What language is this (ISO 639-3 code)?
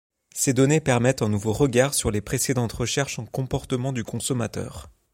fra